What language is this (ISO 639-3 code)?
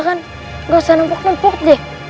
ind